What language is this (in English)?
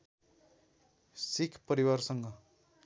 Nepali